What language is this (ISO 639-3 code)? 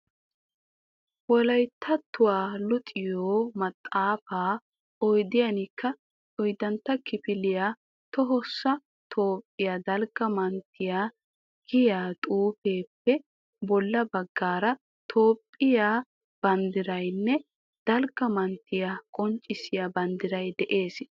wal